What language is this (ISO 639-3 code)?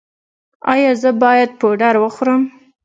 pus